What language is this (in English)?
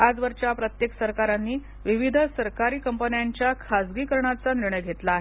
Marathi